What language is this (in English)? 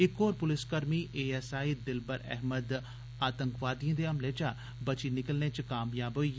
Dogri